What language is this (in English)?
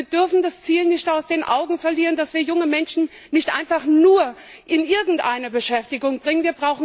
German